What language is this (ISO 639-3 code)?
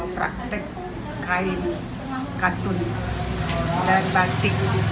ind